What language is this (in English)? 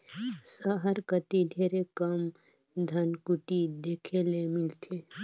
Chhattisgarhi